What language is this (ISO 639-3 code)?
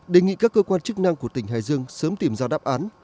vie